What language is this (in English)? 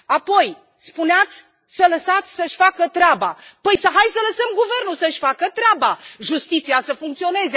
Romanian